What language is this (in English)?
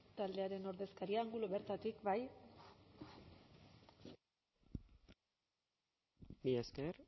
Basque